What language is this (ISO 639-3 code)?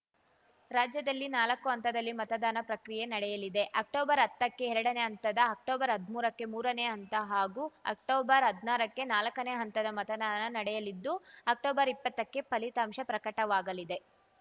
kan